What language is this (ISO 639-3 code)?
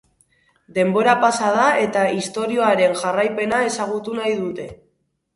eus